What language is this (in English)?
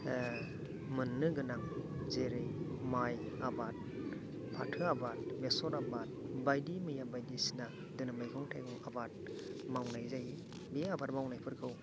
Bodo